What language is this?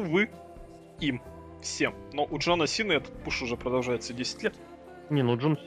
Russian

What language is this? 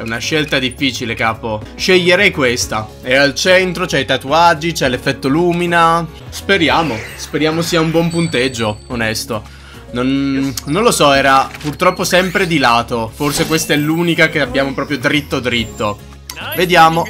Italian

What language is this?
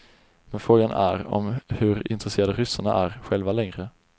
Swedish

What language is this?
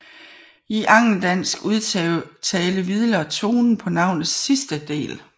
Danish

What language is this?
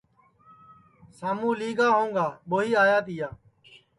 Sansi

